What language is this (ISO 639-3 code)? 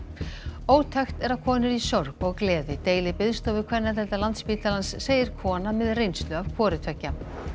isl